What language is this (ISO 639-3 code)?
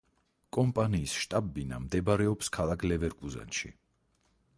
kat